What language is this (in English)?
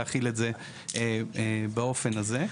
Hebrew